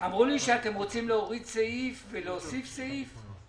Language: Hebrew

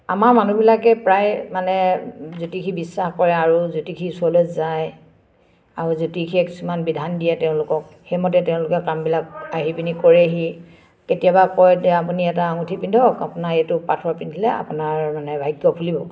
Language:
Assamese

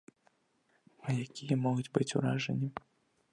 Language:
Belarusian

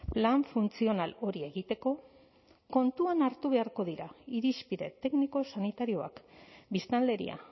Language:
Basque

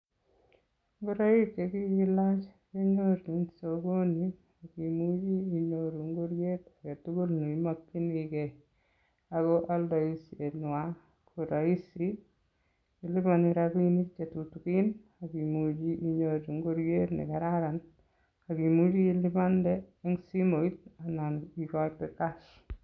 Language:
Kalenjin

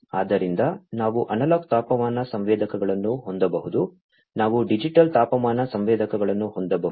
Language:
Kannada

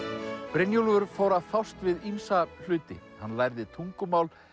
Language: Icelandic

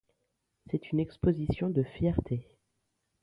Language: French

